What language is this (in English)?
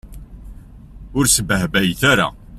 Kabyle